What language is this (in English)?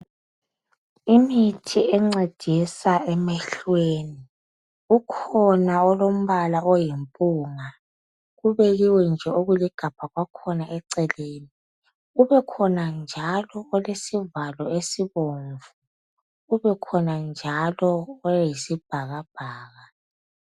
North Ndebele